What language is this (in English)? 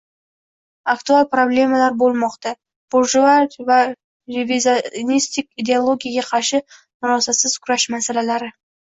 Uzbek